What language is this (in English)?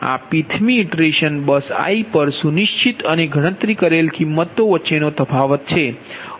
Gujarati